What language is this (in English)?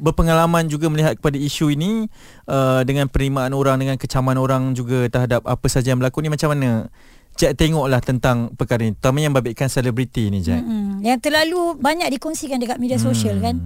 Malay